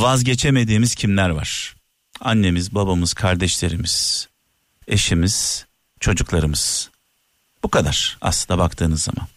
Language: Turkish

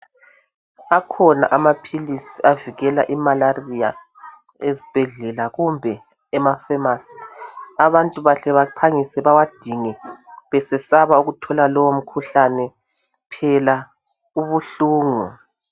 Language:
North Ndebele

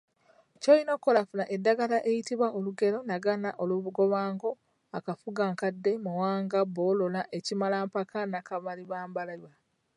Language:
Ganda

